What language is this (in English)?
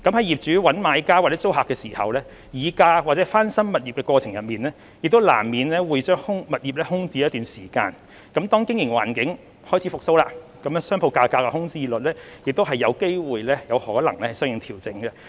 Cantonese